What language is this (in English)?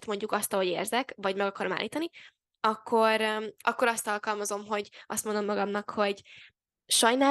Hungarian